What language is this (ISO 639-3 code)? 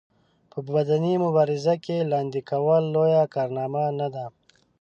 pus